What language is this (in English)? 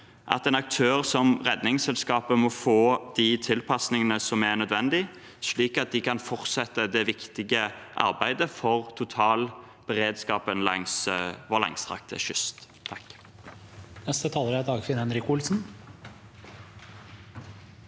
Norwegian